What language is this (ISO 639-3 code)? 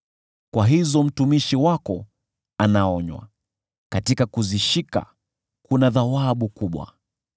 swa